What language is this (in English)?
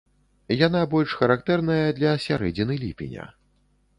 Belarusian